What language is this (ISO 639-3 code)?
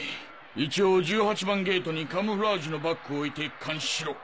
jpn